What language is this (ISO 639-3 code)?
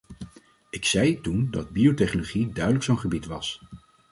nld